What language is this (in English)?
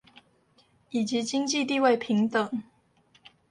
Chinese